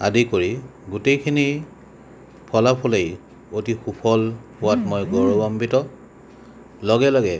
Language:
Assamese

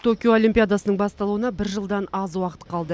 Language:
Kazakh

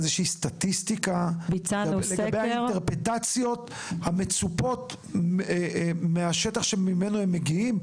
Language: Hebrew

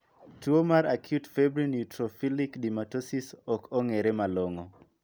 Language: Luo (Kenya and Tanzania)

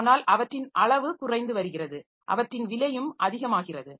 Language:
Tamil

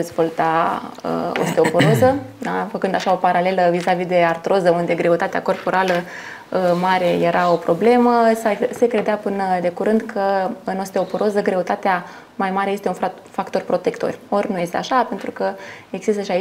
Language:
Romanian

